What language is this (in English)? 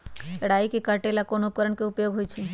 Magahi